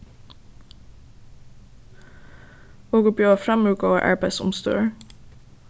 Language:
Faroese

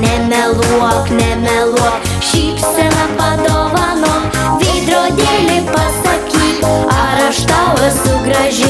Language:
Norwegian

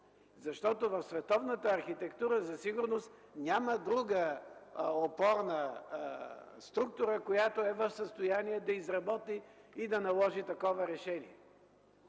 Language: Bulgarian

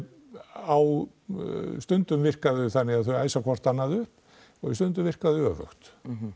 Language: Icelandic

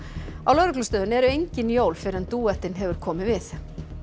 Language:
Icelandic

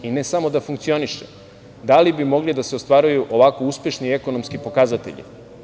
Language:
Serbian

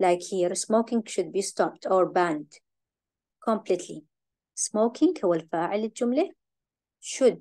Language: Arabic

